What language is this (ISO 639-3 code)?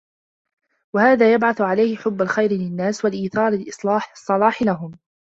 ara